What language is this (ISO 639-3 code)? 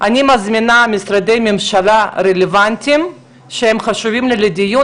heb